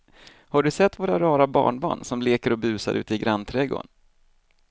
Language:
Swedish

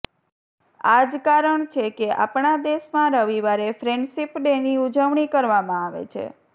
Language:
Gujarati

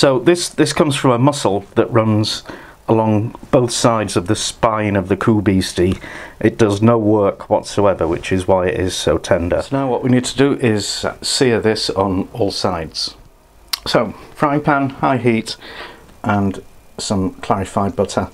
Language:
English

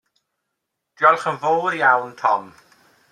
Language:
Welsh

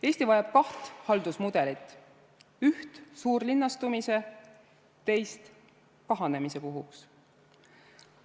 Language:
Estonian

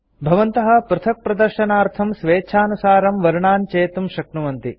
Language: Sanskrit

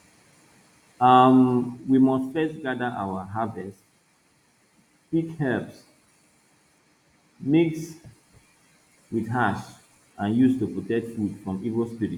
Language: Nigerian Pidgin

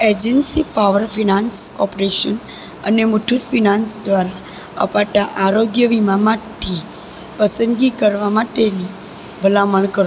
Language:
Gujarati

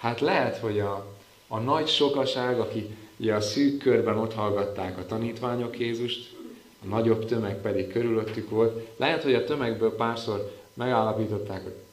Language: Hungarian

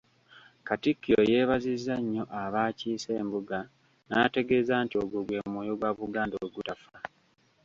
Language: Ganda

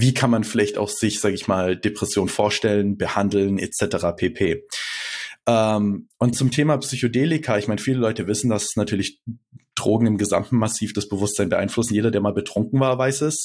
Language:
German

